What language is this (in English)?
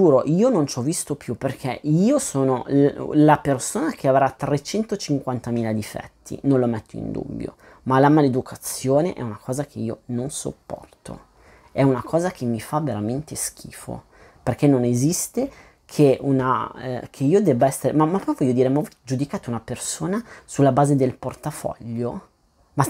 Italian